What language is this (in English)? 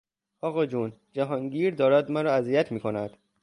Persian